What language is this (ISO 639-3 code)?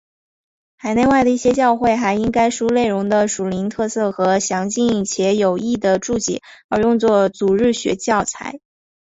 zho